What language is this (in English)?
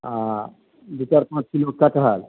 Maithili